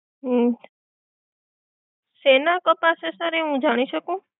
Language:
Gujarati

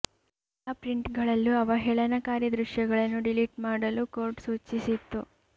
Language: Kannada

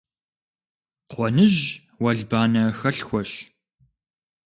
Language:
Kabardian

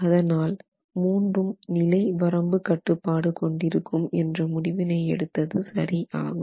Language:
Tamil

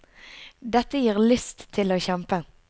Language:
Norwegian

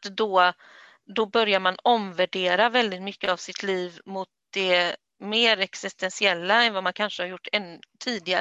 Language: Swedish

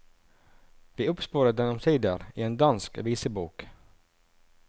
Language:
Norwegian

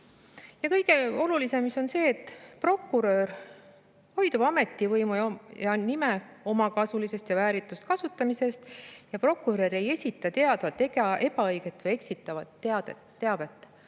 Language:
Estonian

